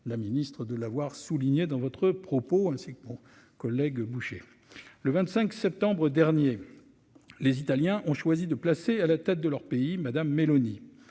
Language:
French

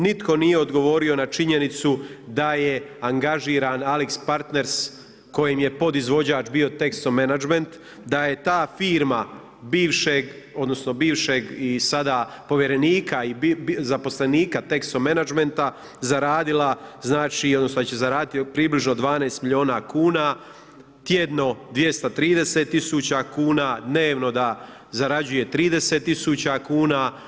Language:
Croatian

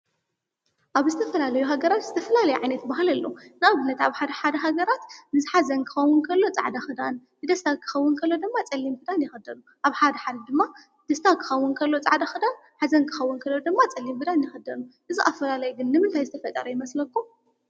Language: Tigrinya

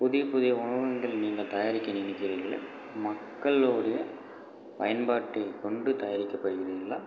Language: Tamil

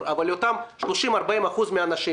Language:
Hebrew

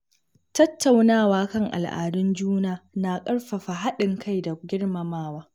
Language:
Hausa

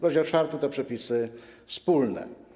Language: Polish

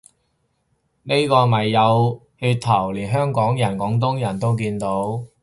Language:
Cantonese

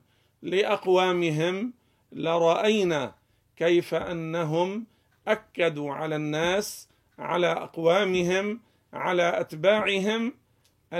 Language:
Arabic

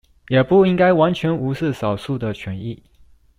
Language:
Chinese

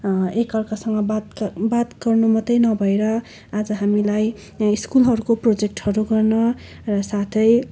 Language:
Nepali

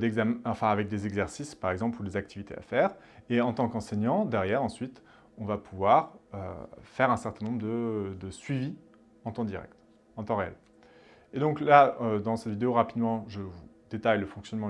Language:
French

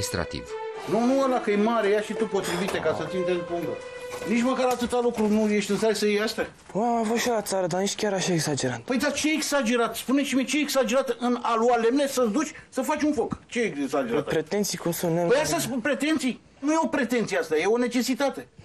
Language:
Romanian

